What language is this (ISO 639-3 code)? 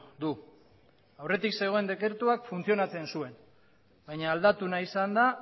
eus